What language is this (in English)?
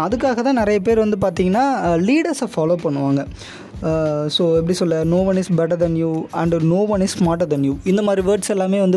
Tamil